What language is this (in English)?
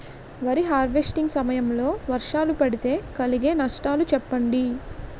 Telugu